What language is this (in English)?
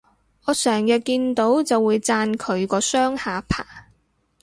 Cantonese